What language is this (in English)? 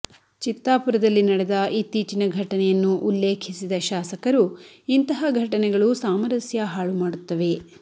Kannada